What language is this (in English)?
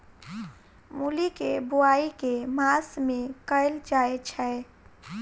Maithili